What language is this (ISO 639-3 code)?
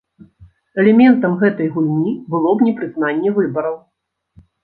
bel